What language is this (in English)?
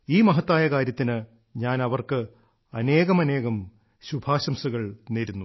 Malayalam